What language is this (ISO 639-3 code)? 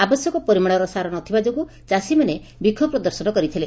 ori